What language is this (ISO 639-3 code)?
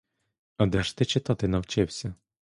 ukr